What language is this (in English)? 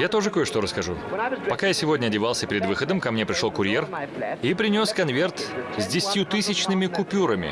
Russian